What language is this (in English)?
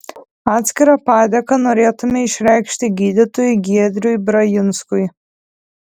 Lithuanian